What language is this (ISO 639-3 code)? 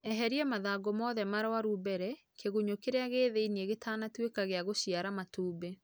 kik